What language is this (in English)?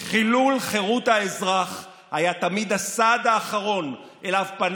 Hebrew